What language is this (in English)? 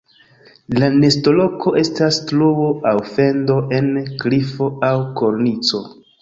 Esperanto